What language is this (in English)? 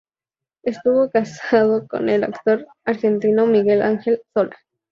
Spanish